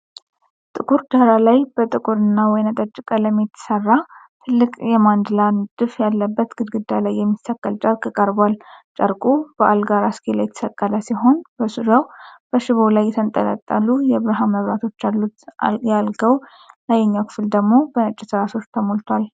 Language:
Amharic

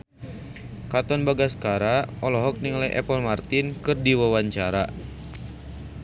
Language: Sundanese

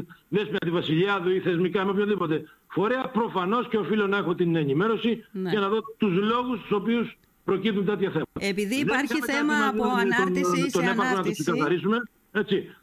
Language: Greek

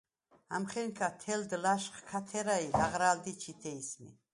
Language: Svan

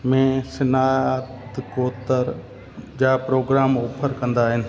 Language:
Sindhi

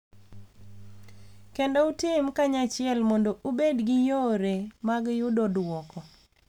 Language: Luo (Kenya and Tanzania)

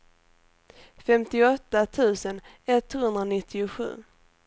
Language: Swedish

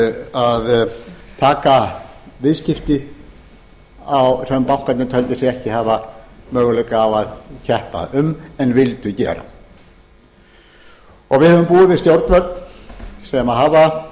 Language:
Icelandic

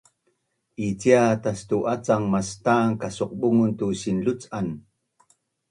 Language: Bunun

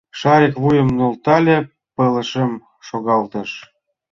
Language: Mari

